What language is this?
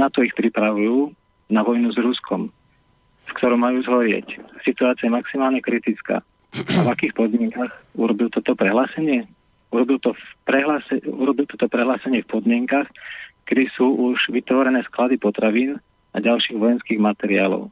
Slovak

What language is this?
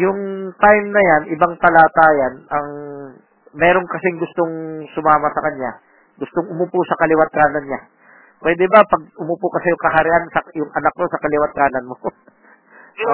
Filipino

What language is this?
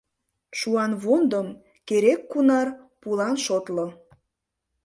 Mari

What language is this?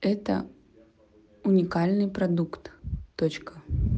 Russian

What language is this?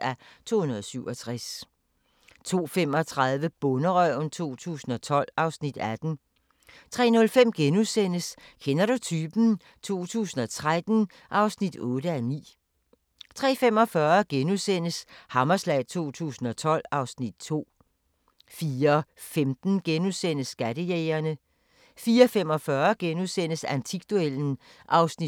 Danish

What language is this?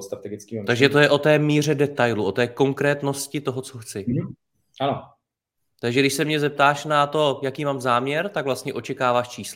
Czech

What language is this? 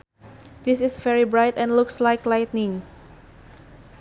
Sundanese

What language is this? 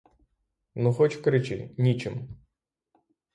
Ukrainian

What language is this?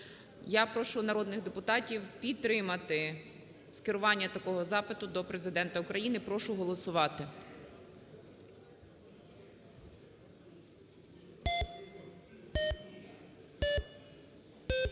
Ukrainian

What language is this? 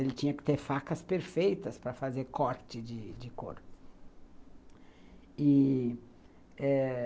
Portuguese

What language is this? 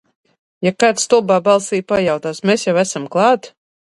Latvian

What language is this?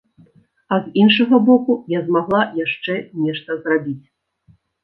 Belarusian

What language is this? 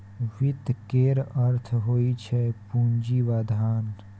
Maithili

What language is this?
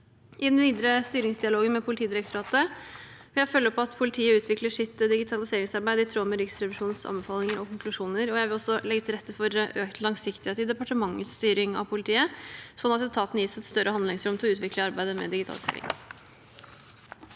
Norwegian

